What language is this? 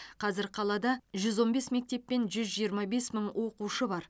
Kazakh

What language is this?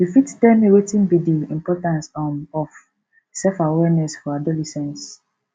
Nigerian Pidgin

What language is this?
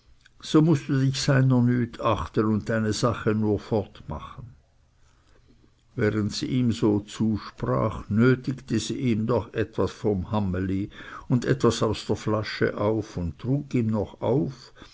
German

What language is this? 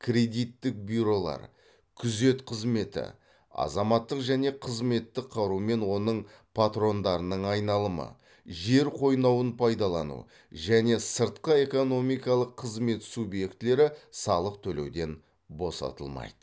Kazakh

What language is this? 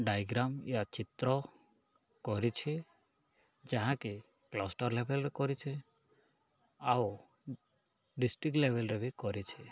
Odia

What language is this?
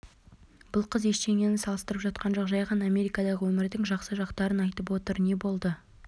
Kazakh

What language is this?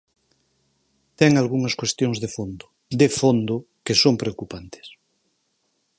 Galician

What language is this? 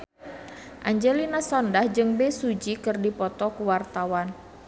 Sundanese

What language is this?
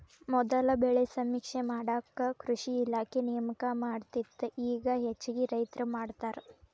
Kannada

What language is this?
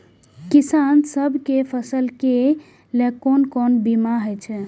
Maithili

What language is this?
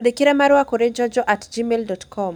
Kikuyu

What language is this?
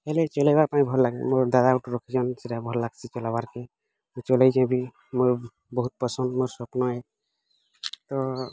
Odia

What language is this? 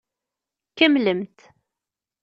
Kabyle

